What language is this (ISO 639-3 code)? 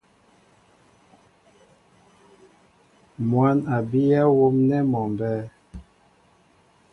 mbo